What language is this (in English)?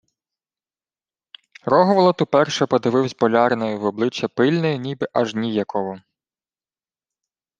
Ukrainian